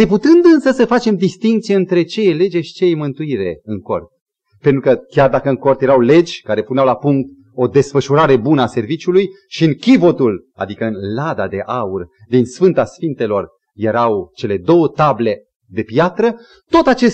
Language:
Romanian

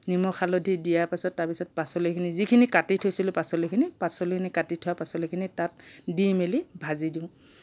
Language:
Assamese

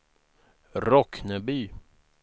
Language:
Swedish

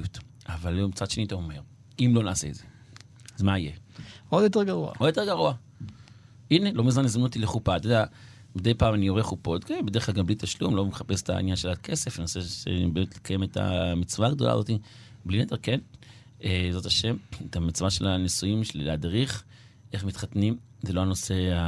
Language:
Hebrew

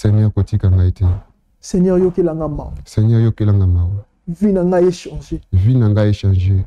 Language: French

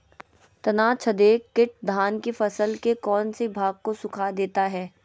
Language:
Magahi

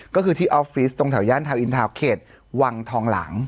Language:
Thai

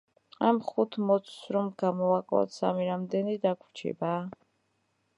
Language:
Georgian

